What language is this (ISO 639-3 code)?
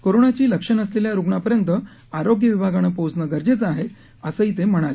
mar